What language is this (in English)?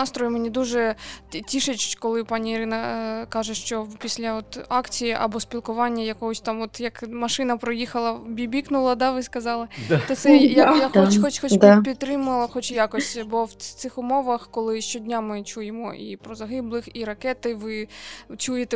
Ukrainian